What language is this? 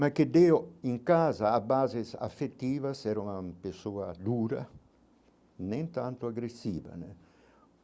Portuguese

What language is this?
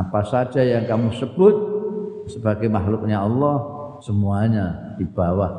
Indonesian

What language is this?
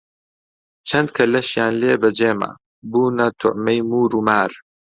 Central Kurdish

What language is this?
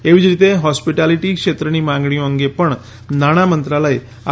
Gujarati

